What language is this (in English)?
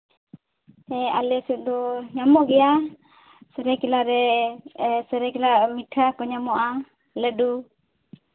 Santali